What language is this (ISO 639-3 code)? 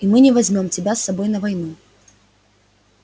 rus